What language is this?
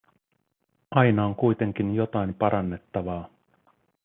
Finnish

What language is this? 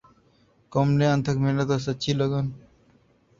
Urdu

